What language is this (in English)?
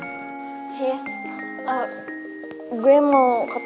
Indonesian